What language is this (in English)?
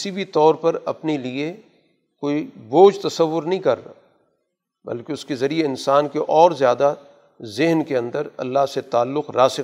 Urdu